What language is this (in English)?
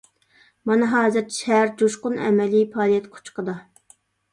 Uyghur